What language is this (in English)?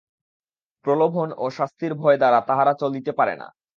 Bangla